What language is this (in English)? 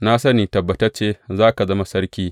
Hausa